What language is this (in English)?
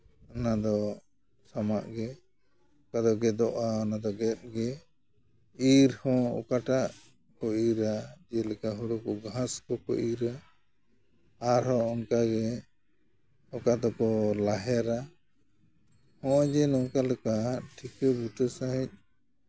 Santali